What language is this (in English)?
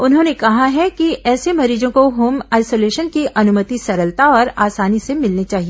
Hindi